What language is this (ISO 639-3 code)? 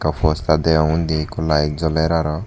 ccp